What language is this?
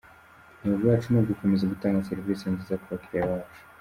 Kinyarwanda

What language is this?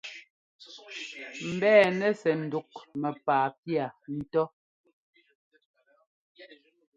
Ngomba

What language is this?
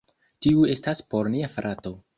Esperanto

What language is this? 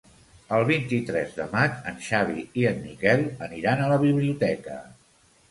Catalan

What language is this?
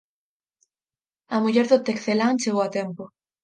Galician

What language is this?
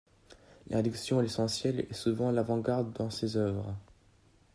French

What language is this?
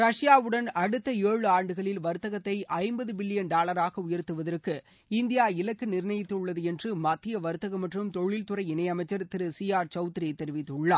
Tamil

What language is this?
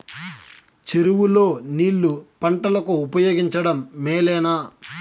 Telugu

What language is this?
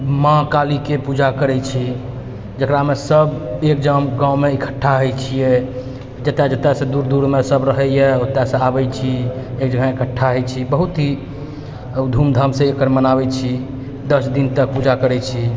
Maithili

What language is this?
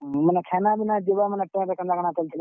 Odia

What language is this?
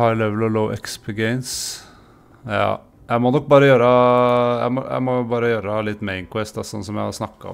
Norwegian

